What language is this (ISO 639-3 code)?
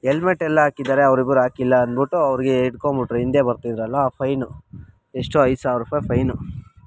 kan